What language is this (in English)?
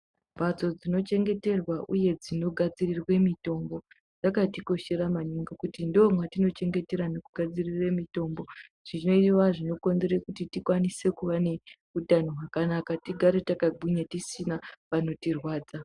Ndau